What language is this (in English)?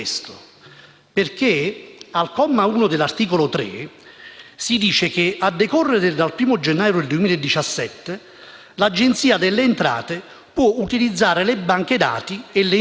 Italian